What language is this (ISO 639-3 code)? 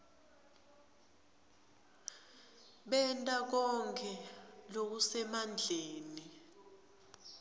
ssw